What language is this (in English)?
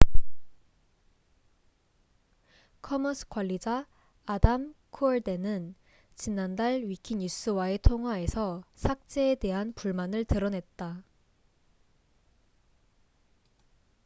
Korean